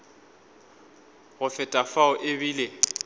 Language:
Northern Sotho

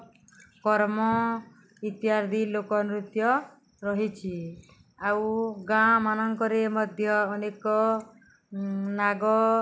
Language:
Odia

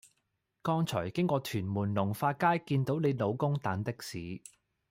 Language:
Cantonese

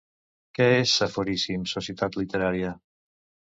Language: Catalan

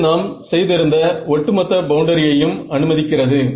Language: Tamil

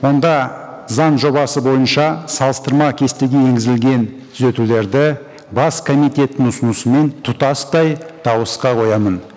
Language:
Kazakh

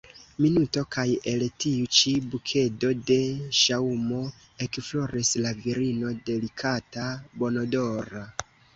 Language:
Esperanto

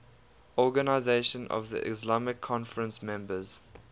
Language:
English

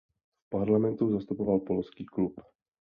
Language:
Czech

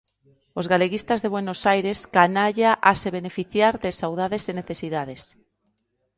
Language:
Galician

